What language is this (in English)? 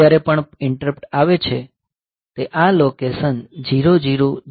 Gujarati